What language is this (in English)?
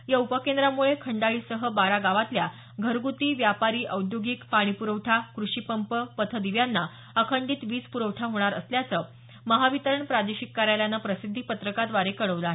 Marathi